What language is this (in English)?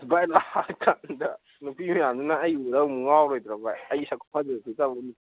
Manipuri